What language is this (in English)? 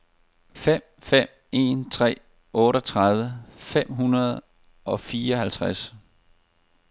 Danish